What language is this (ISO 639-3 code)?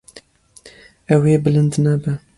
kur